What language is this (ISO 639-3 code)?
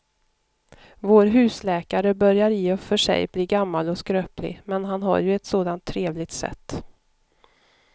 swe